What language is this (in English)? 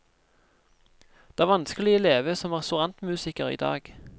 Norwegian